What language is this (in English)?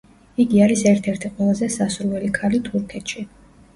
Georgian